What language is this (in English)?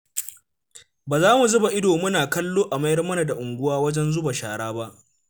Hausa